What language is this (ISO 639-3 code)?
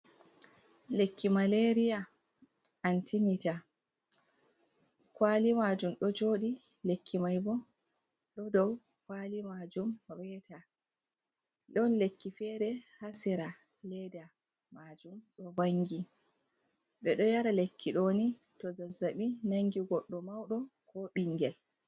ful